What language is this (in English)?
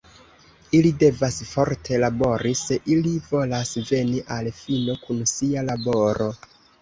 Esperanto